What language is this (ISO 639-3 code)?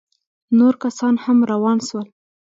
pus